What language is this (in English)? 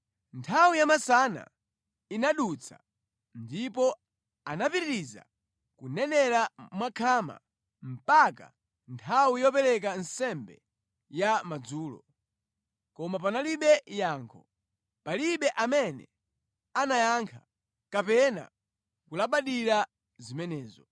Nyanja